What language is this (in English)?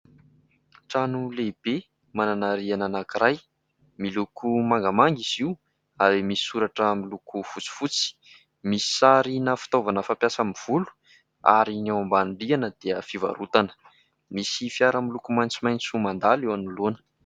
Malagasy